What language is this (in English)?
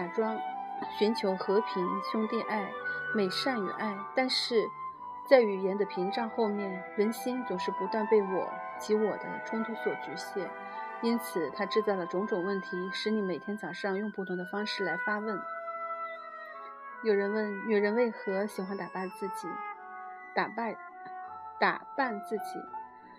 Chinese